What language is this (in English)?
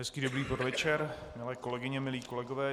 Czech